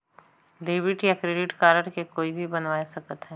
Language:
Chhattisgarhi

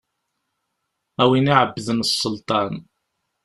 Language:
Kabyle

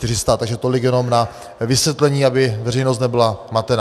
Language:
Czech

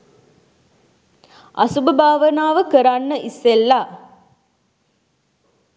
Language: Sinhala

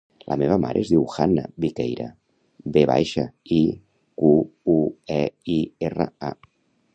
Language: Catalan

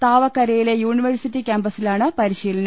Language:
Malayalam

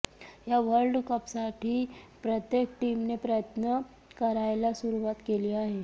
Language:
Marathi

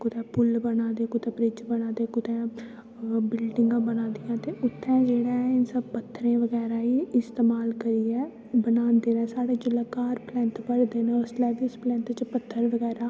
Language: Dogri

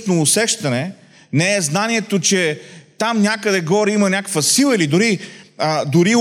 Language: Bulgarian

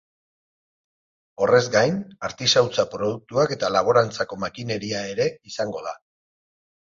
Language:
Basque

